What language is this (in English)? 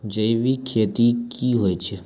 Maithili